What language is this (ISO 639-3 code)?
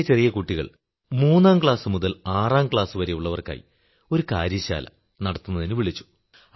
mal